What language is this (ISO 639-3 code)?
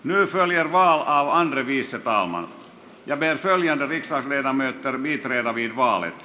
fin